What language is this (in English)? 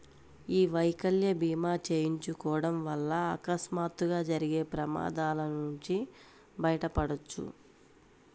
Telugu